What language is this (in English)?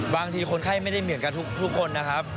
Thai